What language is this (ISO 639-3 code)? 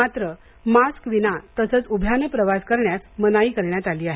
mar